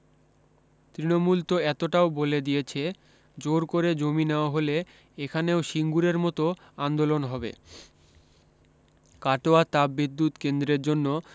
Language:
Bangla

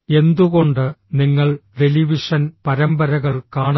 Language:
Malayalam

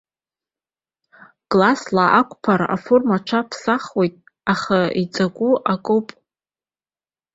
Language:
Abkhazian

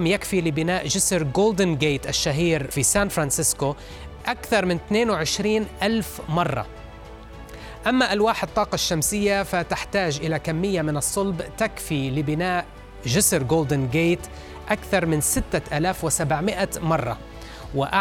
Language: Arabic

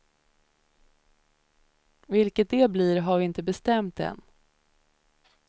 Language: Swedish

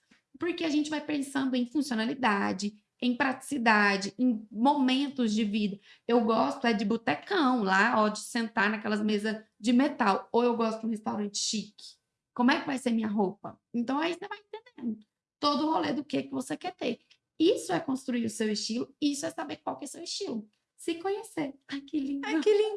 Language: Portuguese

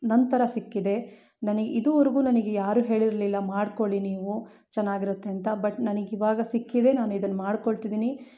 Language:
Kannada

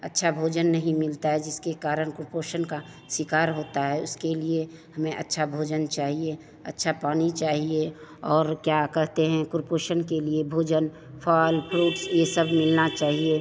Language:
Hindi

